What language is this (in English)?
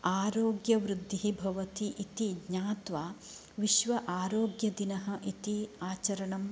Sanskrit